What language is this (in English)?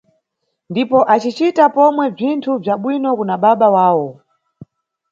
Nyungwe